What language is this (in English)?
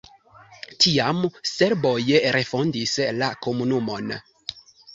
Esperanto